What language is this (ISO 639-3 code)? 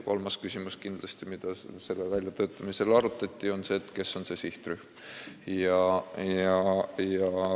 est